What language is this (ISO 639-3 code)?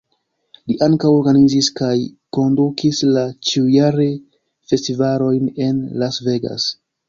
epo